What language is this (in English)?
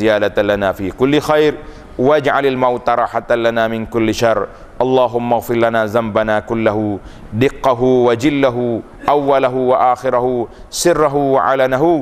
Malay